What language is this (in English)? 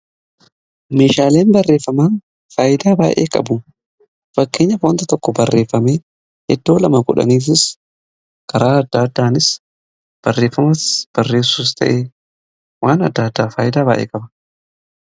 Oromo